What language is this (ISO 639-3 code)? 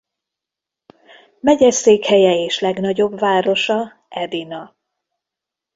hun